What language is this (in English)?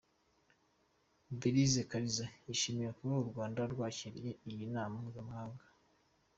Kinyarwanda